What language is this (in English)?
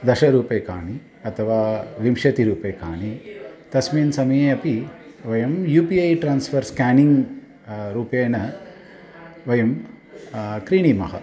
Sanskrit